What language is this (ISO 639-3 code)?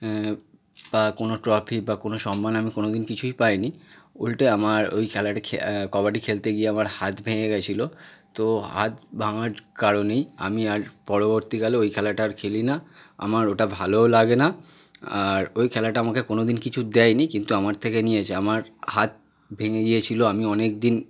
ben